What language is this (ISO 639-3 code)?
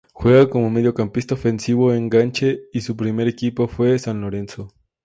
spa